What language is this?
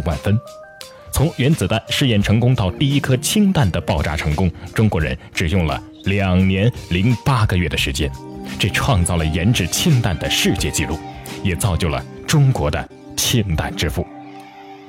Chinese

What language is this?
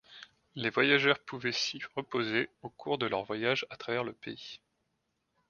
French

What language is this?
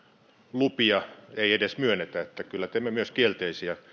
Finnish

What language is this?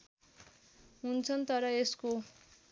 Nepali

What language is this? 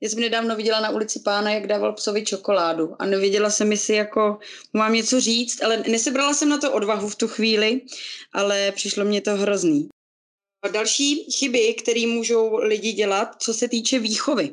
Czech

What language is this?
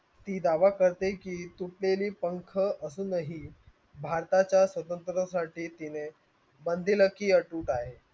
Marathi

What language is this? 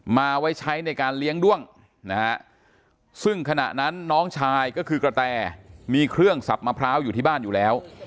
Thai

